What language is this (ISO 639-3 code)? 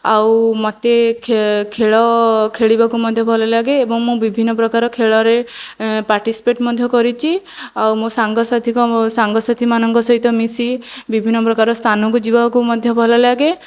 ori